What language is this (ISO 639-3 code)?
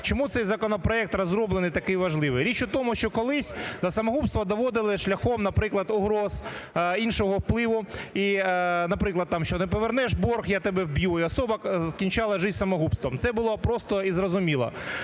ukr